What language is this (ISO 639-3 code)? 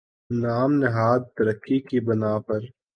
urd